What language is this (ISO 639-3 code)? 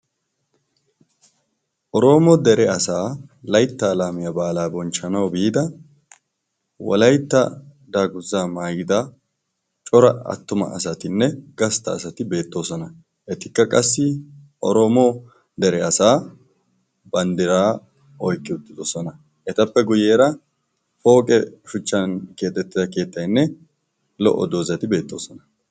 wal